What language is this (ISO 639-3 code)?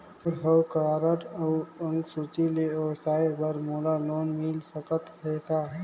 hne